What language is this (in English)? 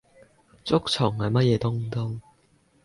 Cantonese